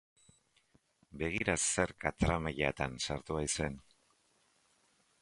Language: Basque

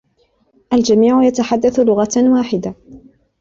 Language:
Arabic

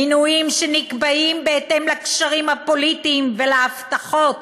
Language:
Hebrew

